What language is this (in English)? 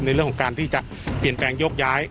Thai